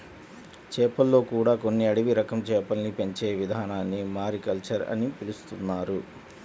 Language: Telugu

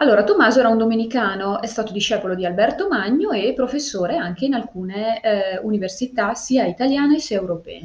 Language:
Italian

